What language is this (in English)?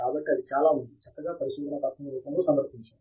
Telugu